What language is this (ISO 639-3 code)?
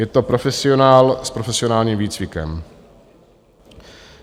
ces